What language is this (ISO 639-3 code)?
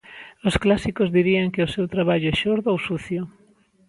glg